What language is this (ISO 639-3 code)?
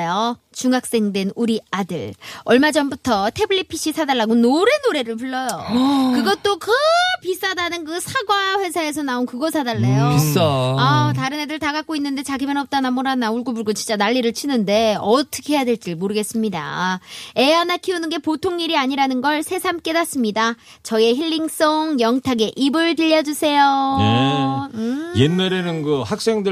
kor